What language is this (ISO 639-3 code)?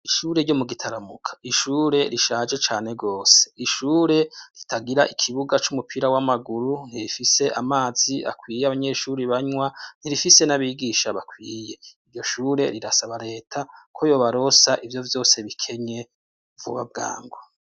run